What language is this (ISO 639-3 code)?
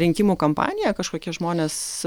lit